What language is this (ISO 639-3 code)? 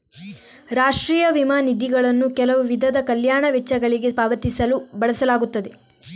kan